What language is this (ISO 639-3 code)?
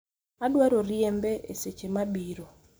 luo